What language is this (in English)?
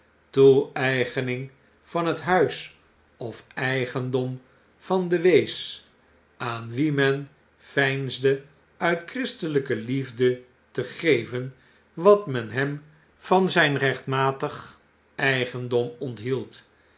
Dutch